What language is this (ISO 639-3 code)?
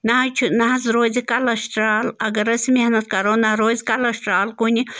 kas